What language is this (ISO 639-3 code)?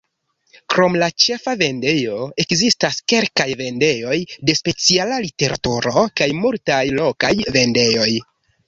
epo